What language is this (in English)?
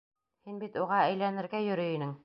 Bashkir